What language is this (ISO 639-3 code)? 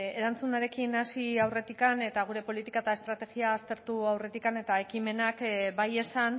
eus